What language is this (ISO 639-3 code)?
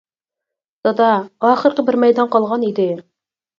uig